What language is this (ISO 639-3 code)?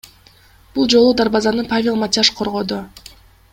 kir